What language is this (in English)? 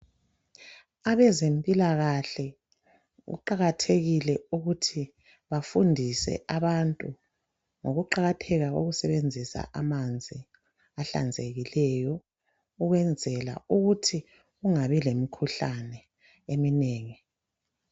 North Ndebele